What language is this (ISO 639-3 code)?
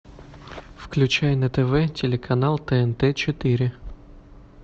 rus